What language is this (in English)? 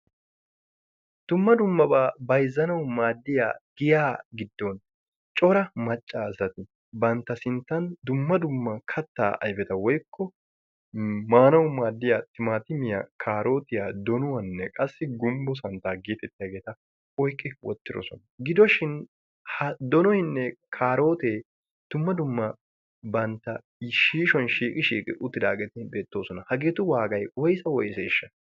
Wolaytta